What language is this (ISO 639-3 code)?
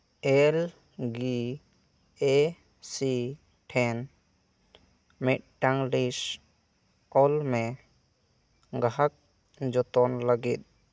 sat